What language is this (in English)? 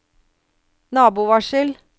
Norwegian